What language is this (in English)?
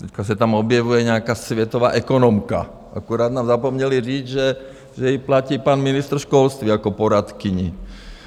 Czech